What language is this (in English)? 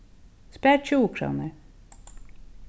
Faroese